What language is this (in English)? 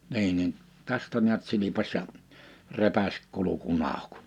Finnish